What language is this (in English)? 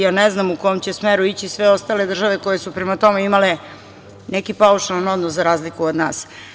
Serbian